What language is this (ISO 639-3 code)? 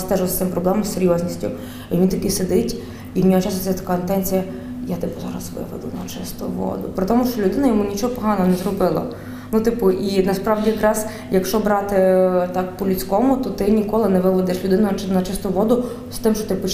ukr